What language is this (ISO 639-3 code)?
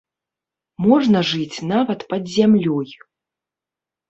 bel